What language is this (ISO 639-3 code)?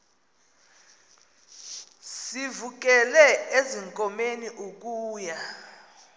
xho